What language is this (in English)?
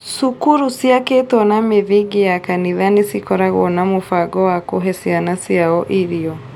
Kikuyu